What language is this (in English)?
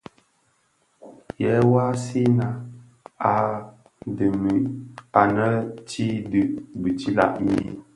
Bafia